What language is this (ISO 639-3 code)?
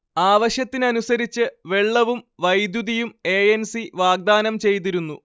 mal